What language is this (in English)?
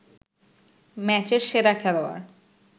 Bangla